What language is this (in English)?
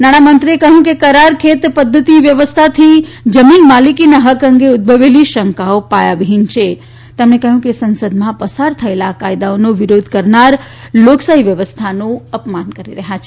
Gujarati